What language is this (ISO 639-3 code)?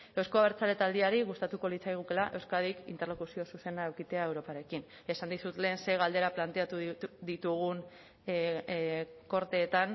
eus